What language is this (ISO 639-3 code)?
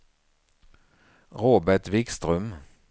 swe